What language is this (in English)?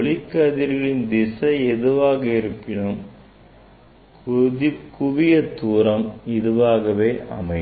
Tamil